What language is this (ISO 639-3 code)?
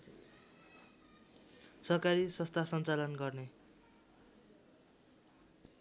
nep